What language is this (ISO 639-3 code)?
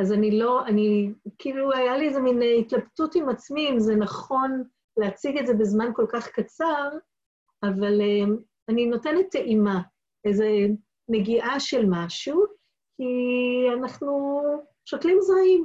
heb